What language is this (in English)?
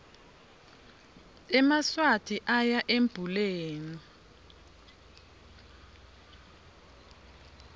Swati